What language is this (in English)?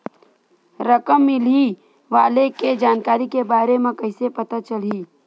Chhattisgarhi